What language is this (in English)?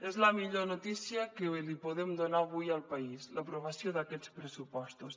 Catalan